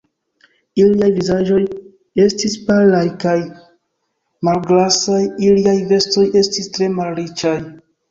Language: Esperanto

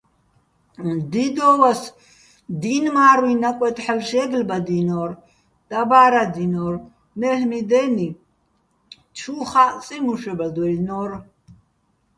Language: Bats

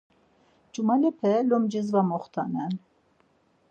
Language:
Laz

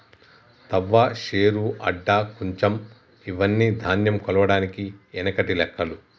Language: Telugu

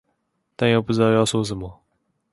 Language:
Chinese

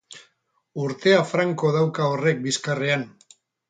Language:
Basque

